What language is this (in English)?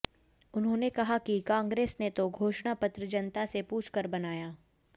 Hindi